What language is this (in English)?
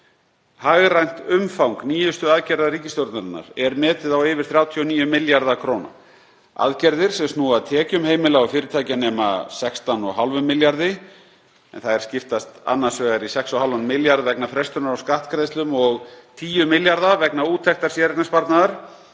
Icelandic